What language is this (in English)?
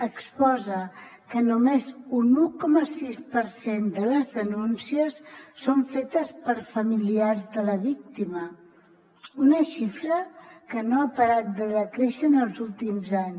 Catalan